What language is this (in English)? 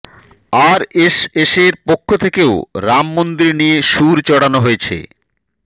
Bangla